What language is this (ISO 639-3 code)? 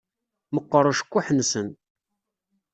kab